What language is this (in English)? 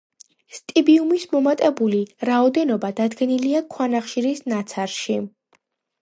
Georgian